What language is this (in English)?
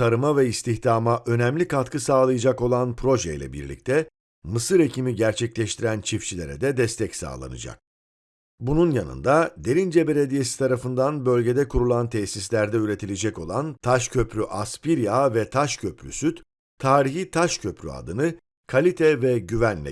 Turkish